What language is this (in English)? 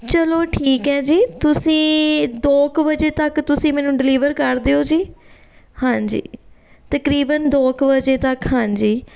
Punjabi